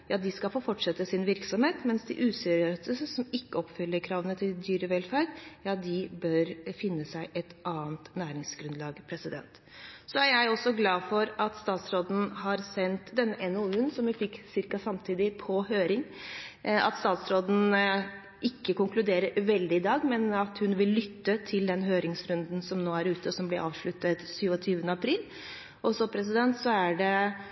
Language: Norwegian Bokmål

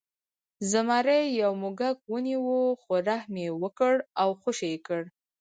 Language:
Pashto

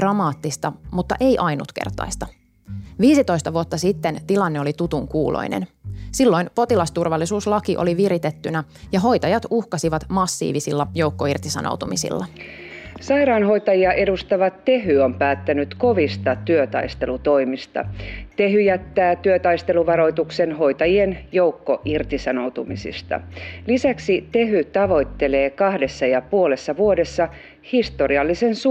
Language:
Finnish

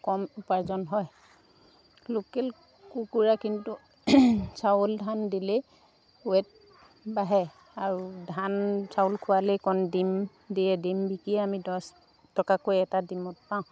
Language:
Assamese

